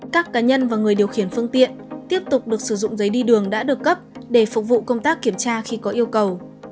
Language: Vietnamese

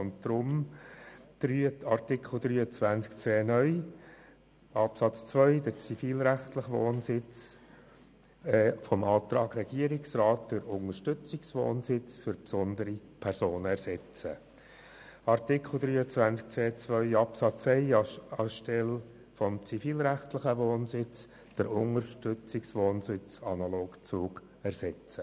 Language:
Swiss German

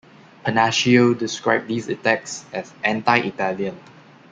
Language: English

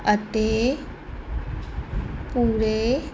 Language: Punjabi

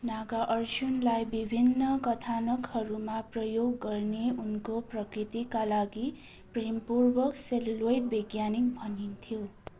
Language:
Nepali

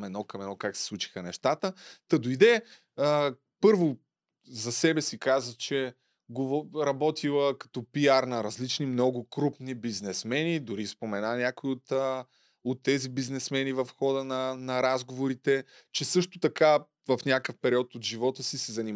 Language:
Bulgarian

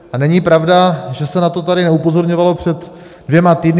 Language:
Czech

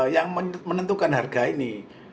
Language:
Indonesian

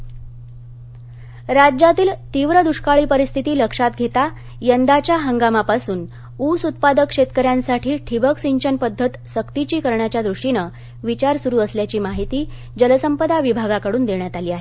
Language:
Marathi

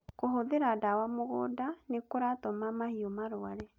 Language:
Kikuyu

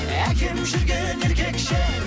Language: Kazakh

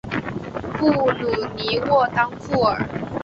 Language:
Chinese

